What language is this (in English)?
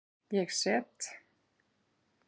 Icelandic